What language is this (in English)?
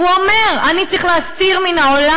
Hebrew